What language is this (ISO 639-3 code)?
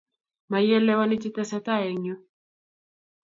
kln